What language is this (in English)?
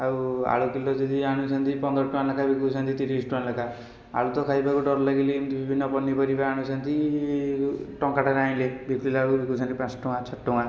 Odia